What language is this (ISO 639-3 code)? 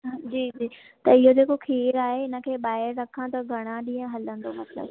snd